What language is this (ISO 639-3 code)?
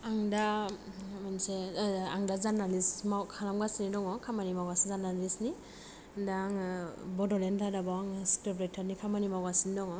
brx